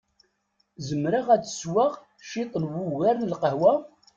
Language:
Kabyle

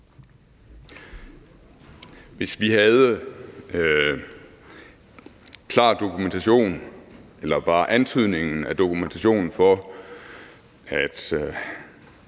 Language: Danish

